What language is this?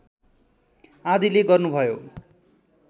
Nepali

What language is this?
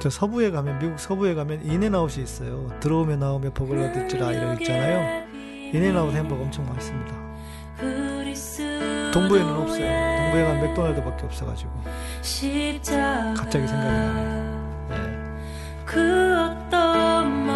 Korean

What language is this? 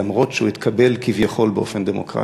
Hebrew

